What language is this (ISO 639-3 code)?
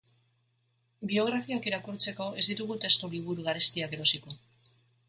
eus